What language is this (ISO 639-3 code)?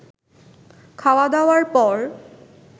ben